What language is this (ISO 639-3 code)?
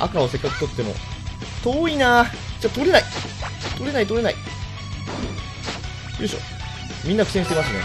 jpn